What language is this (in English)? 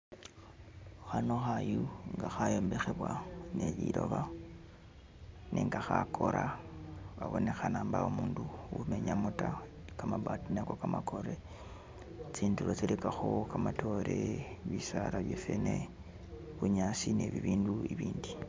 Masaaba